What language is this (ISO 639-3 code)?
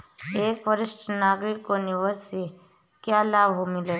hin